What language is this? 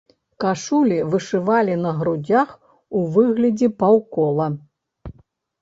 Belarusian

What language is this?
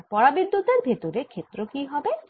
Bangla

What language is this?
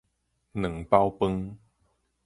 Min Nan Chinese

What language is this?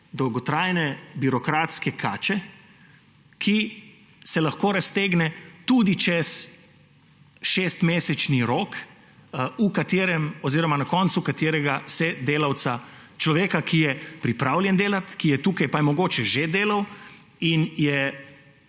Slovenian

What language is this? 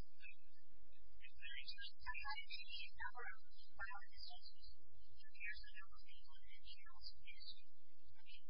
English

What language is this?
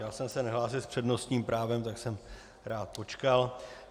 Czech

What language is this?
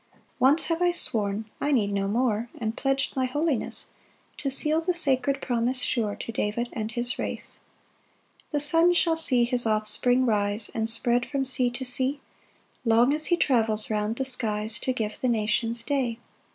English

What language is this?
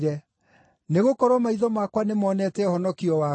Kikuyu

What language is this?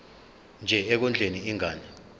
Zulu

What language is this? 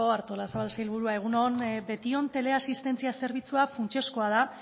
Basque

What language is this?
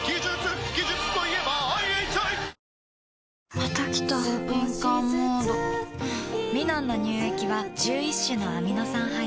Japanese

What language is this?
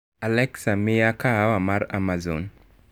Luo (Kenya and Tanzania)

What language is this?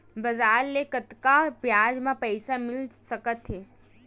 Chhattisgarhi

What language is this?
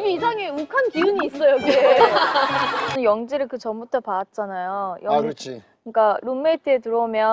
Korean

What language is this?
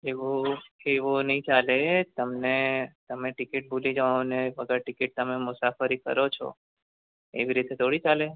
Gujarati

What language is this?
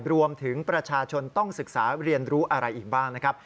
Thai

